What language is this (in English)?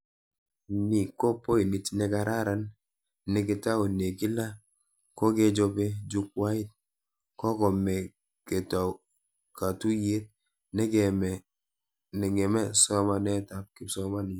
Kalenjin